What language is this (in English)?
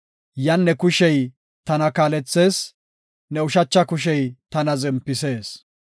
Gofa